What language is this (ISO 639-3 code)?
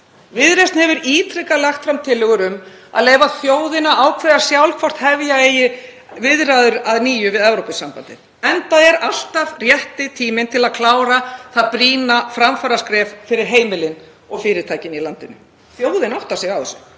isl